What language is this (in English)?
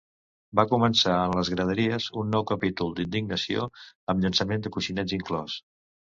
Catalan